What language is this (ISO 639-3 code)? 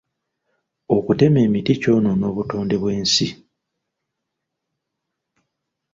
lug